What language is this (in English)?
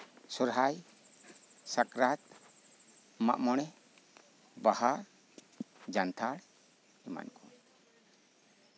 Santali